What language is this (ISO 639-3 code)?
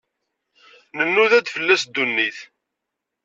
kab